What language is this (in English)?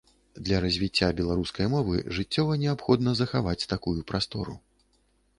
Belarusian